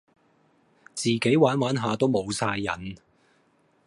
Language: Cantonese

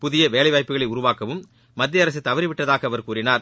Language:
Tamil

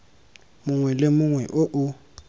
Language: Tswana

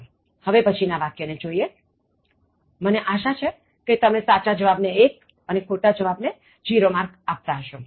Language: Gujarati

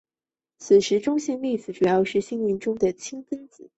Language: Chinese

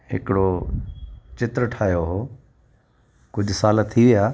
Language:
Sindhi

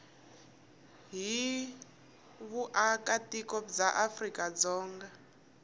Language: Tsonga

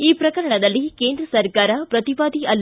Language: Kannada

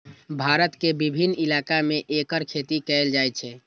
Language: Maithili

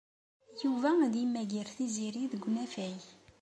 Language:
Kabyle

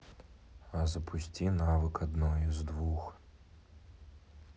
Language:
Russian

